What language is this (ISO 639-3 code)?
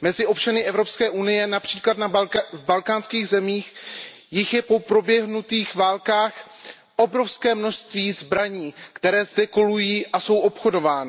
ces